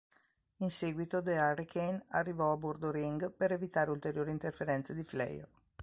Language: Italian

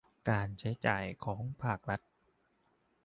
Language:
Thai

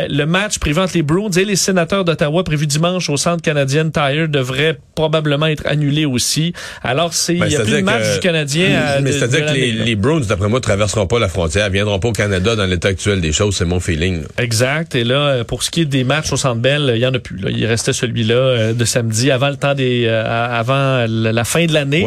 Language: French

